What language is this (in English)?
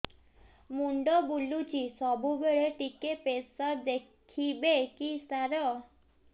Odia